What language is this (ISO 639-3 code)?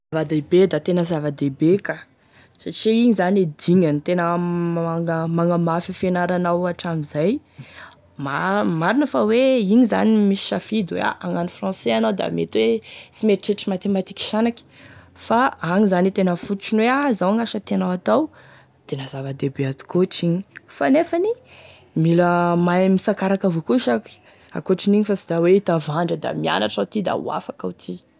tkg